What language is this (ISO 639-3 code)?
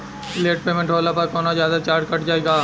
bho